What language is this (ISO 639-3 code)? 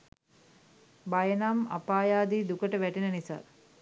sin